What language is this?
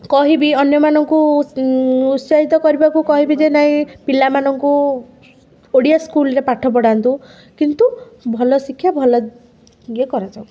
Odia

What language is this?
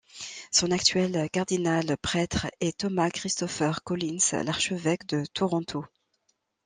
French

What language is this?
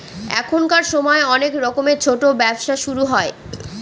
Bangla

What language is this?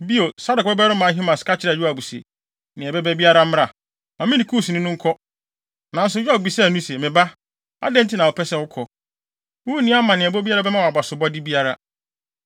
Akan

